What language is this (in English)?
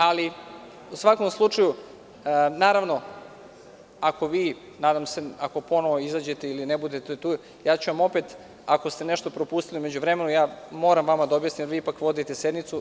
Serbian